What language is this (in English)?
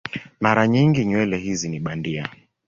Swahili